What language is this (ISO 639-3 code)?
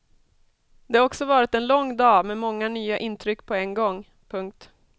swe